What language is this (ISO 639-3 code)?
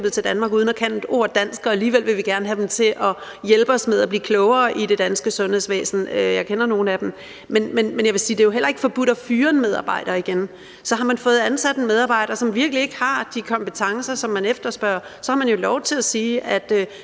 dan